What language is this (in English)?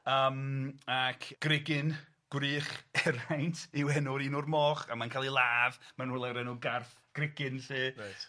Welsh